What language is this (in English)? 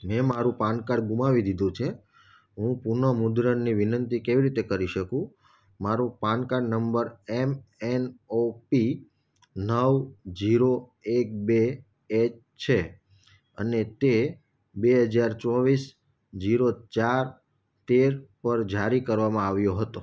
Gujarati